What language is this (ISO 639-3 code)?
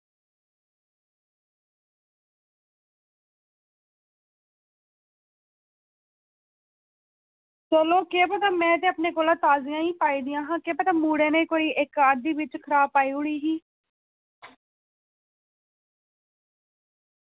doi